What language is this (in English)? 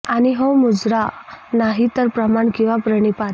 Marathi